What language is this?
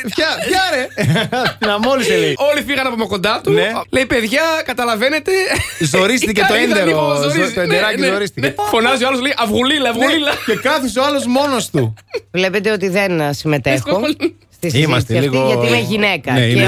Greek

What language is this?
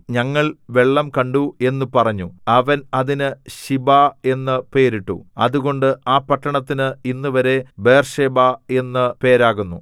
Malayalam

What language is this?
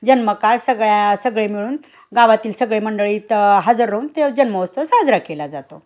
Marathi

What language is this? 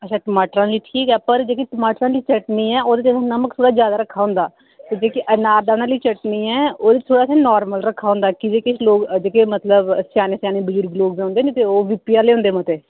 Dogri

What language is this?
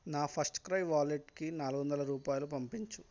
Telugu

